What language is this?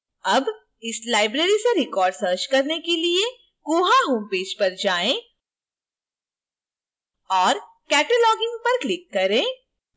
Hindi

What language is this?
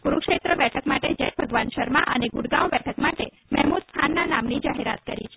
Gujarati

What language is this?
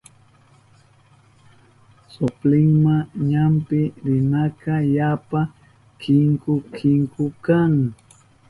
Southern Pastaza Quechua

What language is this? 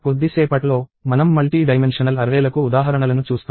Telugu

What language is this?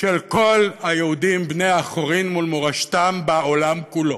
Hebrew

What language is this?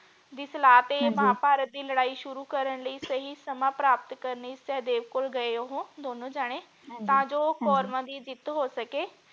Punjabi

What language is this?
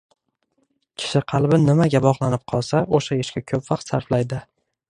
Uzbek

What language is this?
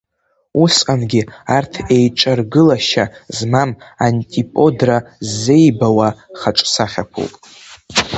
Abkhazian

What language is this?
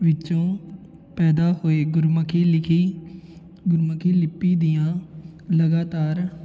Punjabi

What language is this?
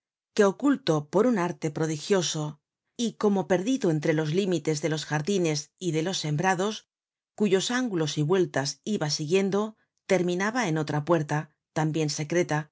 Spanish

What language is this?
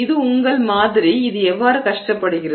Tamil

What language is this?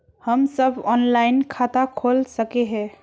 Magahi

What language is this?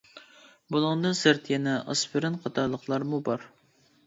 Uyghur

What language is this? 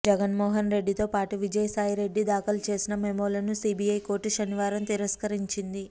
Telugu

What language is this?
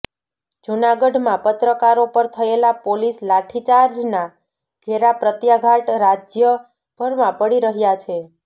Gujarati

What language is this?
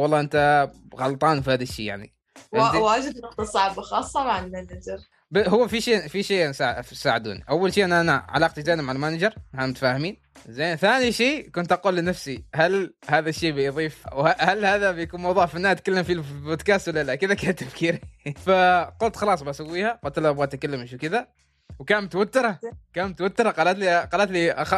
Arabic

